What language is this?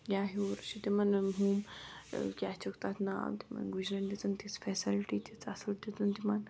Kashmiri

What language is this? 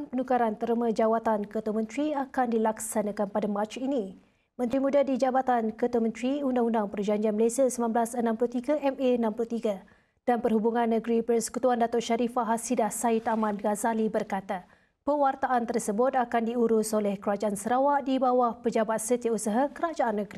Malay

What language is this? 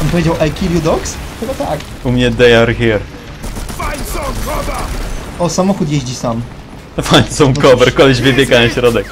Polish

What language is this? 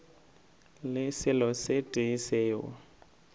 Northern Sotho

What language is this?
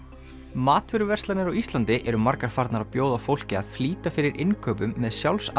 Icelandic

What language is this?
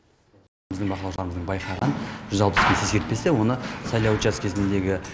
Kazakh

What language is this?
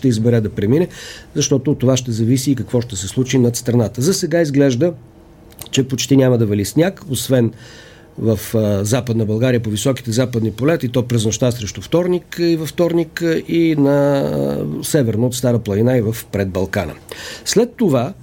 Bulgarian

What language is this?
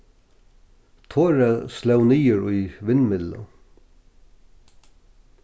Faroese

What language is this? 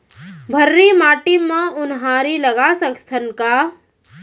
Chhattisgarhi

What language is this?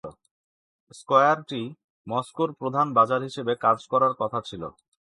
Bangla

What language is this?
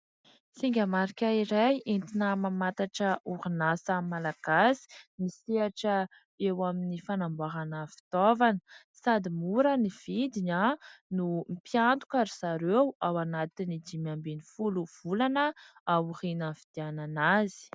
Malagasy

